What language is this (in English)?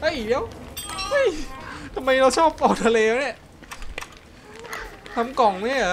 Thai